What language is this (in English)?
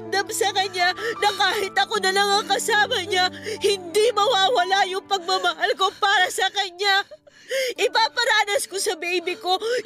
Filipino